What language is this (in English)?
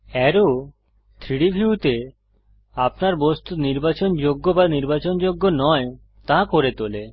Bangla